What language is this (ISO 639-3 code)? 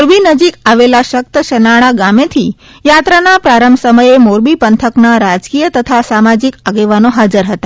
guj